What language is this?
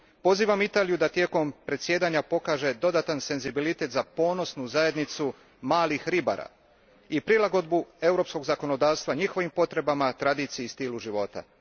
Croatian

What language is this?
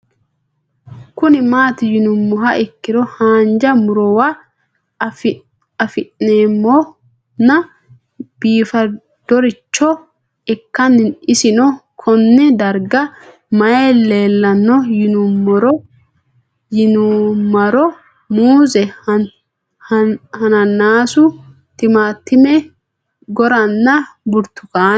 Sidamo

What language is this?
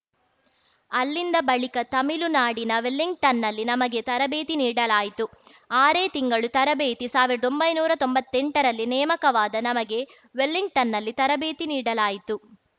Kannada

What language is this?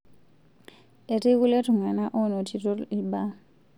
Masai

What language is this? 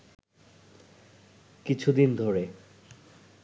Bangla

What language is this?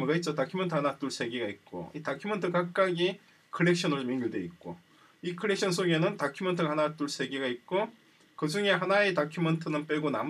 Korean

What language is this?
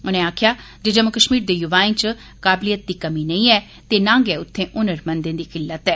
Dogri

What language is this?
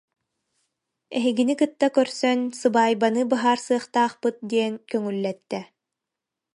Yakut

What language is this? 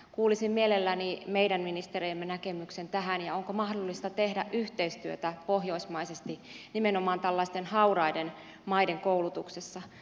Finnish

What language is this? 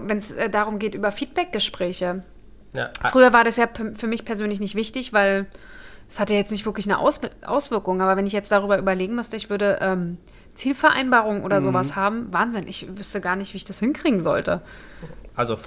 German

